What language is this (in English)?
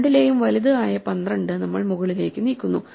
Malayalam